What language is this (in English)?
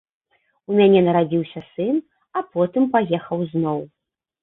Belarusian